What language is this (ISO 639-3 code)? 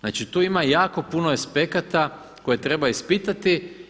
hrv